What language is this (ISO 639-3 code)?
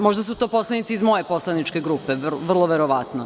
srp